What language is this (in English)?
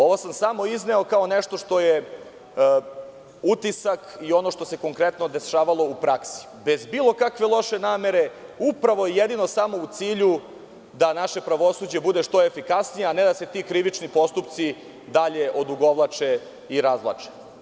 Serbian